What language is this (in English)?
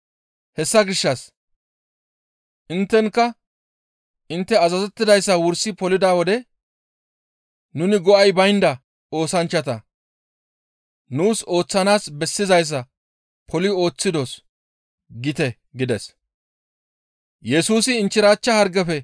Gamo